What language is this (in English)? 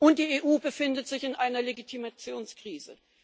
German